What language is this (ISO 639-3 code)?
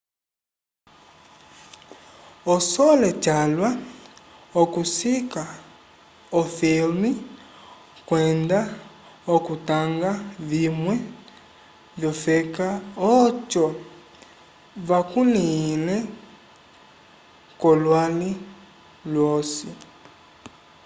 umb